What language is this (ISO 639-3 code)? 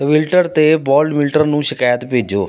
pan